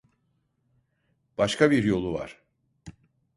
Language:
Turkish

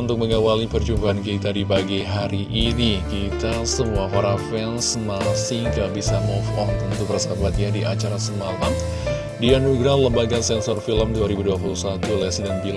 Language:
Indonesian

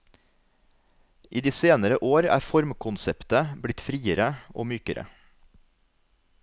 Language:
Norwegian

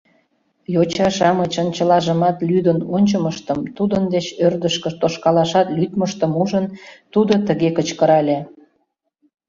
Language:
Mari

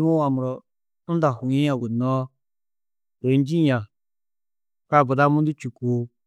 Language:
Tedaga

